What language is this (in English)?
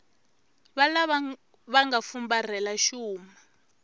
Tsonga